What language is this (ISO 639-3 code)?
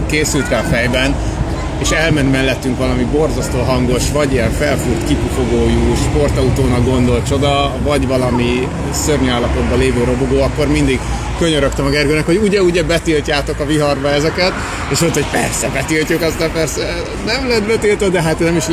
hun